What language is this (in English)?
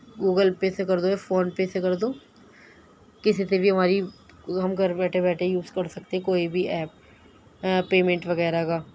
Urdu